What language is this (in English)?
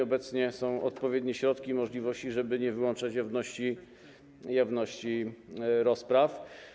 Polish